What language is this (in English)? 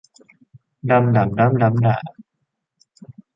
Thai